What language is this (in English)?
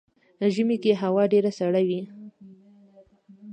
Pashto